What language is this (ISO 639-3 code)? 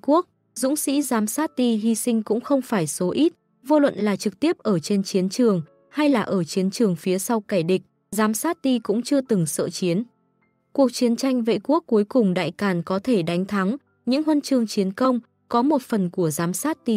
vie